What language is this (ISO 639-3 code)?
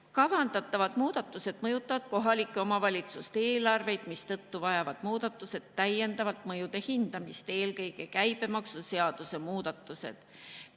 est